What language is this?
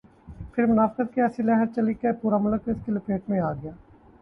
Urdu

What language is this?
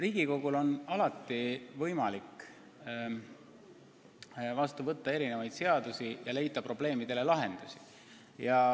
Estonian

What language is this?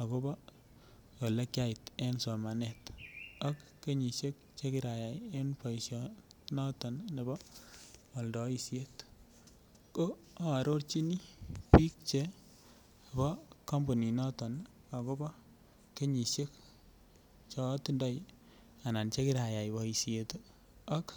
Kalenjin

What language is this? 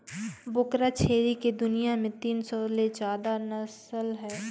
Chhattisgarhi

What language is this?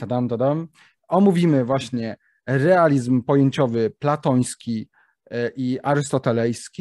Polish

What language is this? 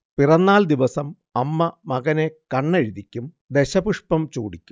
Malayalam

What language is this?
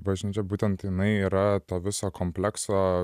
Lithuanian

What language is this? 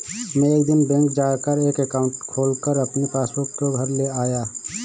Hindi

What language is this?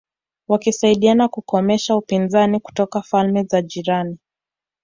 Swahili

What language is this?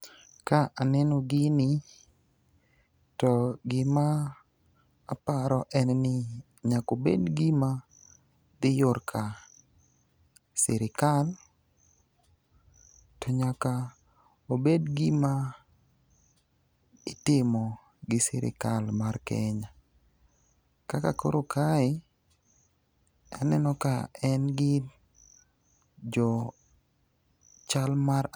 Luo (Kenya and Tanzania)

